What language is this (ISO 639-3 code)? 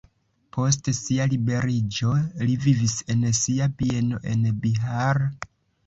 epo